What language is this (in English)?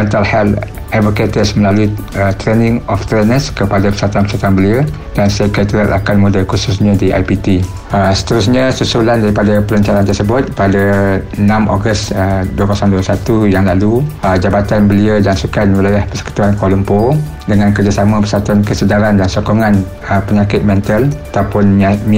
Malay